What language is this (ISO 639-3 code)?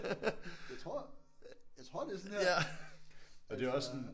dan